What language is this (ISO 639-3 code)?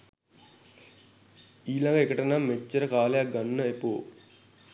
sin